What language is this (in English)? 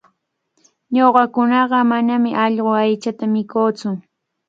Cajatambo North Lima Quechua